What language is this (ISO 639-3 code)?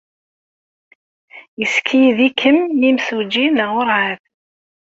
kab